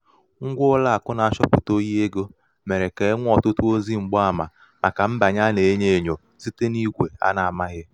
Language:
Igbo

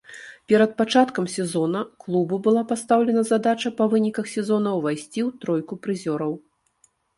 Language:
Belarusian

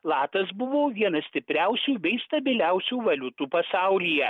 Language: Lithuanian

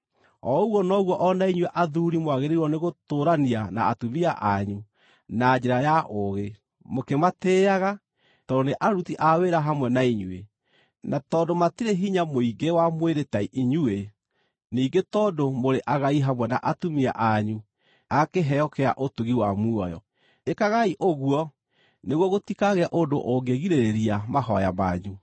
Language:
Kikuyu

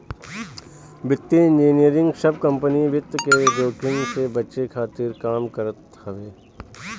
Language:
Bhojpuri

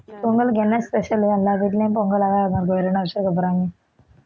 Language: Tamil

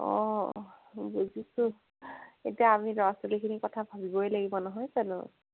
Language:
Assamese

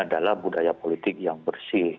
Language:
Indonesian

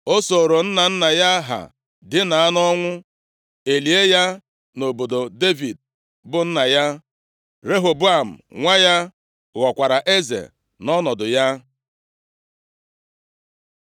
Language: Igbo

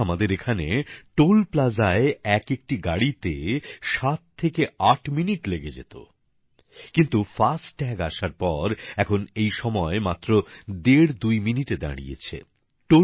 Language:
Bangla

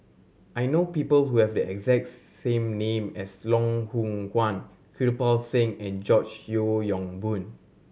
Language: English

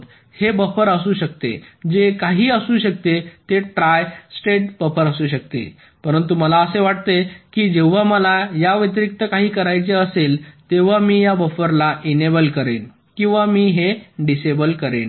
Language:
Marathi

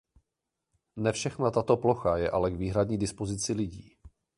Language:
Czech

